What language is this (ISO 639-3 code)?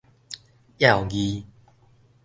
nan